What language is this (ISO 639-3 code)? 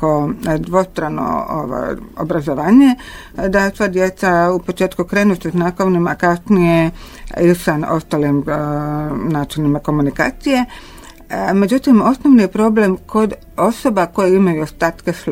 hrv